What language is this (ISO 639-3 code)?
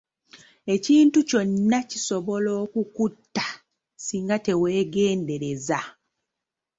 lug